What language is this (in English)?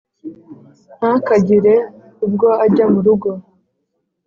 Kinyarwanda